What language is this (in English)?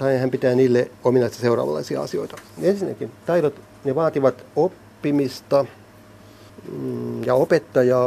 Finnish